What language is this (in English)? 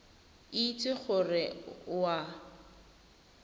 Tswana